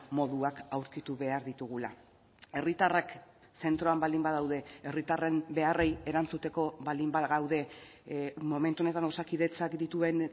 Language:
Basque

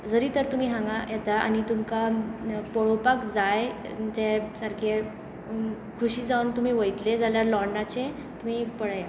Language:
Konkani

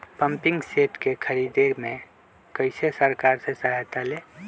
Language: Magahi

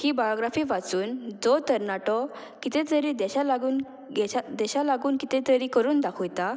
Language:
Konkani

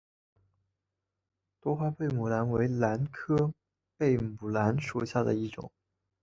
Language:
Chinese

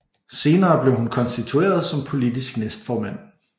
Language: Danish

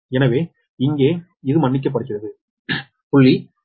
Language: Tamil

